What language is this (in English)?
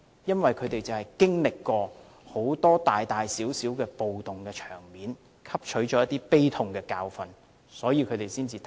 Cantonese